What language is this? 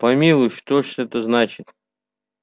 Russian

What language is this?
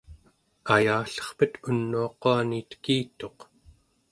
Central Yupik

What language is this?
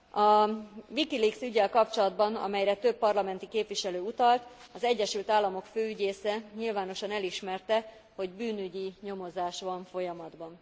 Hungarian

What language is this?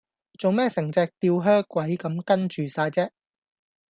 Cantonese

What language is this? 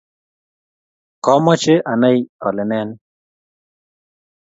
Kalenjin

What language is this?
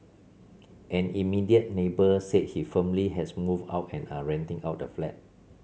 English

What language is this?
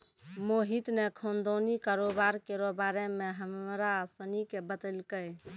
Maithili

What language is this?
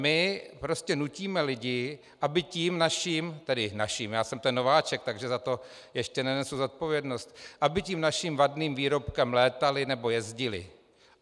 Czech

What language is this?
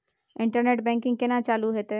Maithili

